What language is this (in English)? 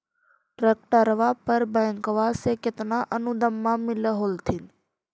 Magahi